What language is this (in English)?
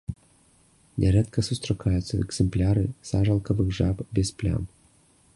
Belarusian